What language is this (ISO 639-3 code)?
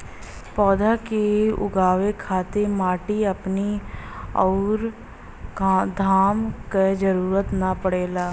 bho